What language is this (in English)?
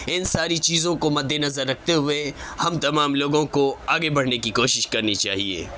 Urdu